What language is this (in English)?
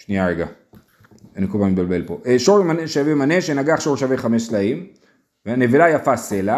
Hebrew